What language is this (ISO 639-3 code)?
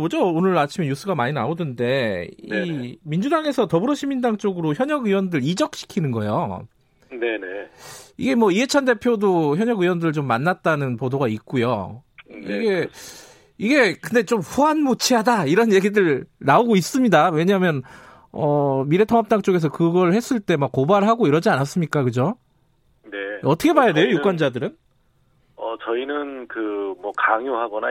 kor